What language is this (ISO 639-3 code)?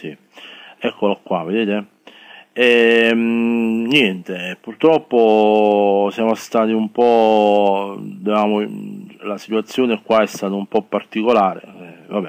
ita